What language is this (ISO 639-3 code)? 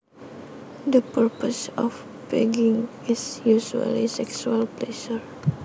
jav